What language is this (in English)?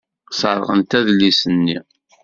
Kabyle